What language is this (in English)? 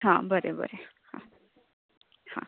Konkani